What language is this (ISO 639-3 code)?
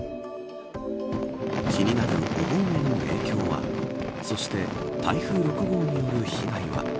jpn